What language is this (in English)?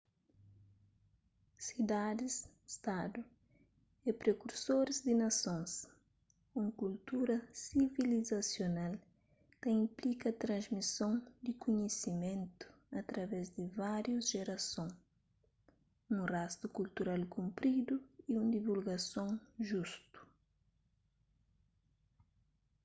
Kabuverdianu